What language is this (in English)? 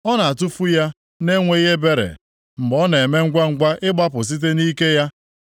Igbo